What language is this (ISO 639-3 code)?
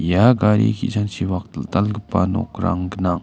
grt